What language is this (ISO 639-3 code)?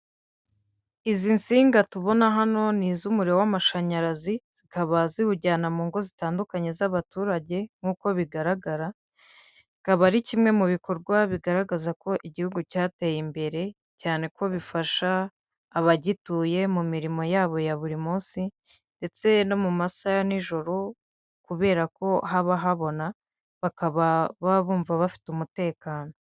kin